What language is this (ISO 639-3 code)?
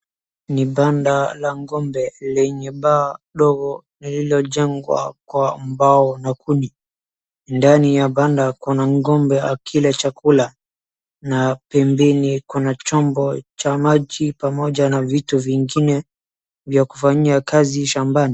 swa